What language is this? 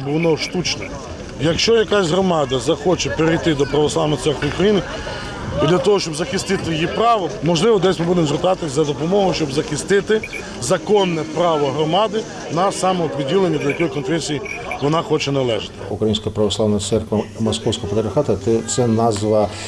Ukrainian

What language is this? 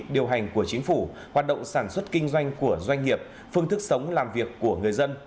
Vietnamese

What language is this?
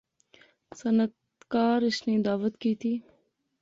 Pahari-Potwari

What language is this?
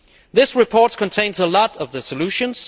English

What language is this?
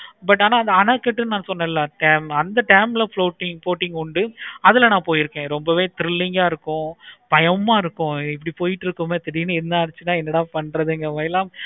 Tamil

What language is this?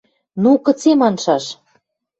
Western Mari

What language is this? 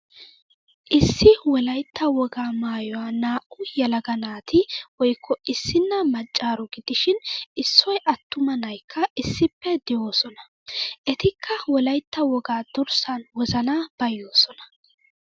Wolaytta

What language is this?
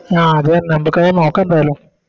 Malayalam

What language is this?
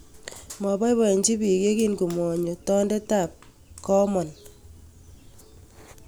Kalenjin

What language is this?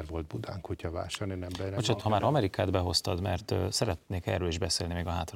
Hungarian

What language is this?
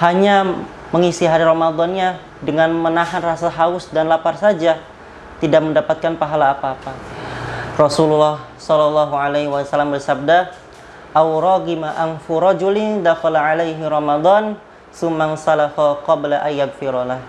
Indonesian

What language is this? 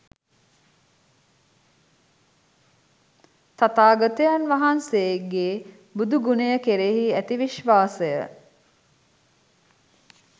Sinhala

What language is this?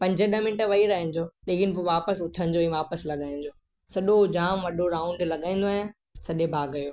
Sindhi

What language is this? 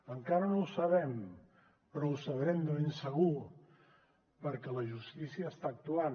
Catalan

